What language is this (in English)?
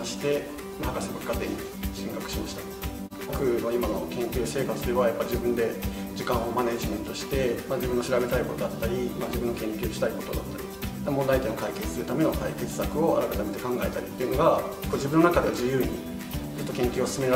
Japanese